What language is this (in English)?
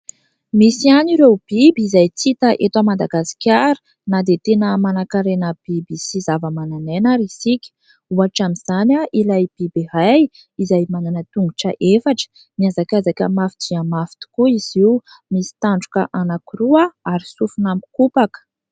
Malagasy